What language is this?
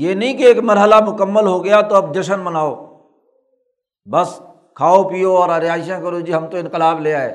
Urdu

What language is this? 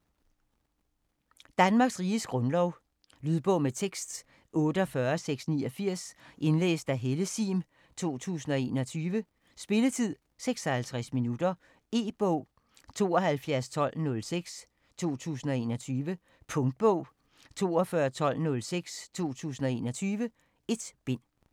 Danish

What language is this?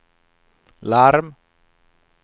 Swedish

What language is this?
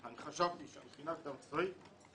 Hebrew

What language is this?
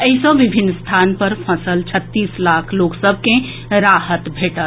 Maithili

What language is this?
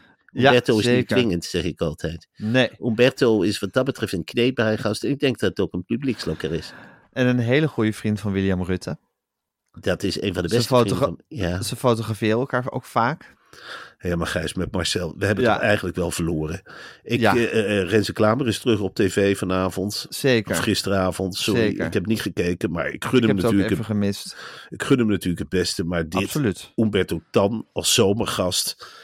Dutch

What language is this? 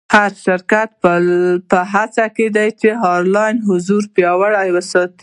Pashto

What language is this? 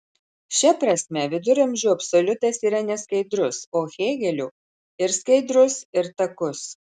Lithuanian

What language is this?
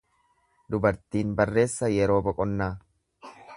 Oromo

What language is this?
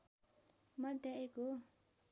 Nepali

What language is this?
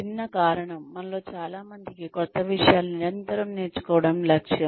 Telugu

